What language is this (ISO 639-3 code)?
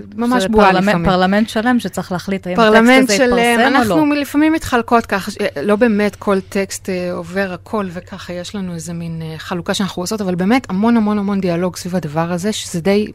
heb